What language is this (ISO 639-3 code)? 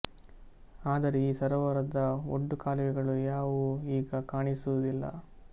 kan